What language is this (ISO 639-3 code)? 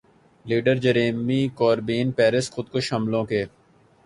urd